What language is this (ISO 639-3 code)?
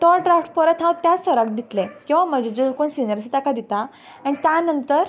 kok